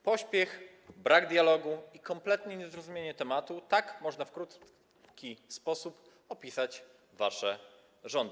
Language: Polish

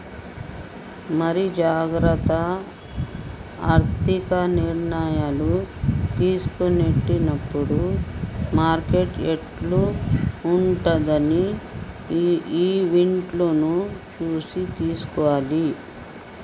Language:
Telugu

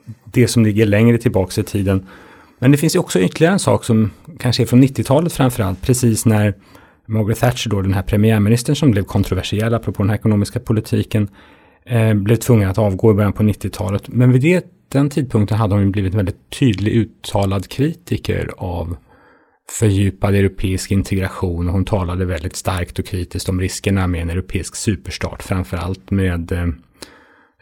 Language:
Swedish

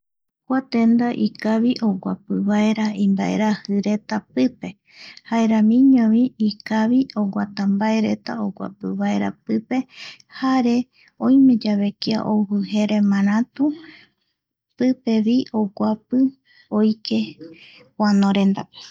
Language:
Eastern Bolivian Guaraní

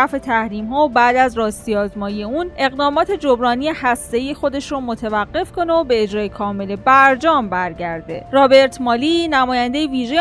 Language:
Persian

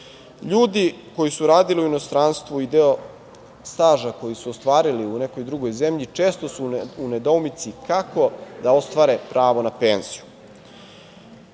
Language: Serbian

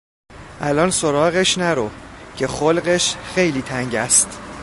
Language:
Persian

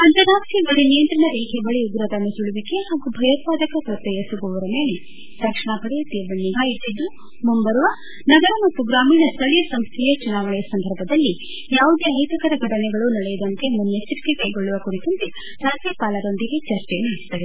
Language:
Kannada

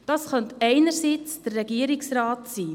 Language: Swiss German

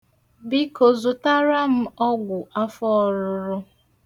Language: Igbo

